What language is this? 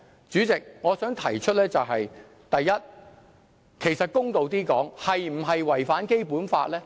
Cantonese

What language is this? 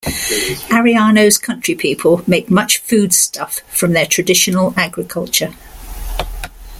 English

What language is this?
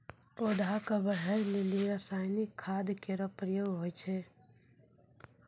Maithili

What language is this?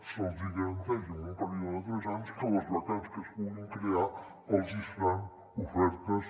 Catalan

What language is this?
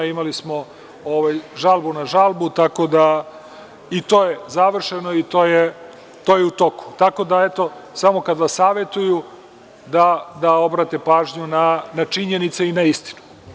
Serbian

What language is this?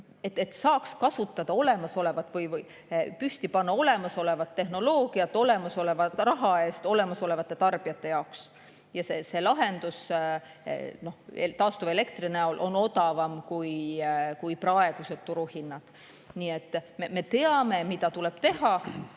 Estonian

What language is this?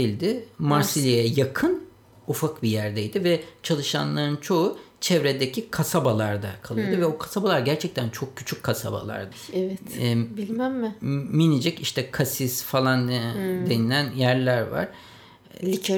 Turkish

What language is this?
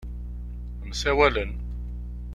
Kabyle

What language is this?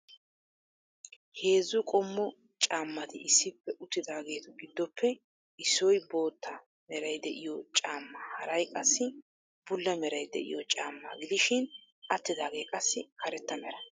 Wolaytta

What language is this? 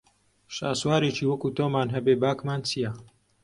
Central Kurdish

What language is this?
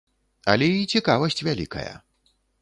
Belarusian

